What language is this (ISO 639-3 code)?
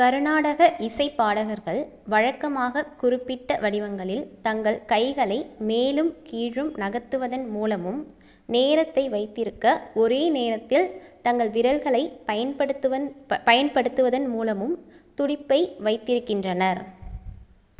tam